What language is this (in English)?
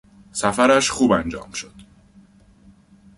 Persian